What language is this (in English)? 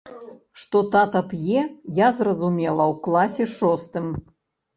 Belarusian